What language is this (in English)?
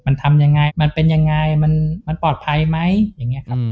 Thai